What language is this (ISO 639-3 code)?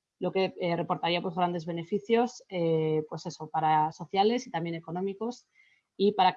spa